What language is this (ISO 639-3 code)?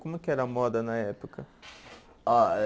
por